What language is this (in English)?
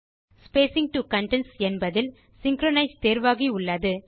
Tamil